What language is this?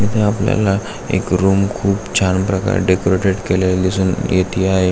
Marathi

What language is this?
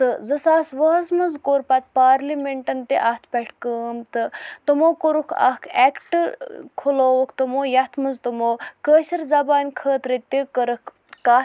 Kashmiri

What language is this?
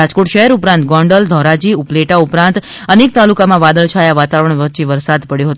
Gujarati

